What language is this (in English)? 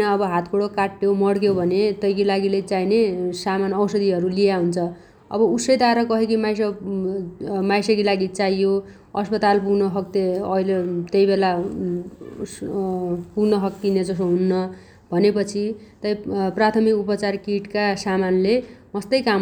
Dotyali